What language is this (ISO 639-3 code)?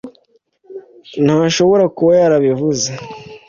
kin